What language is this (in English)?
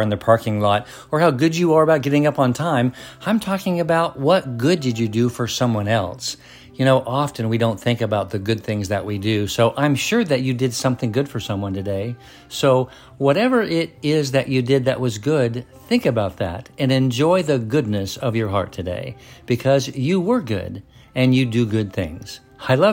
English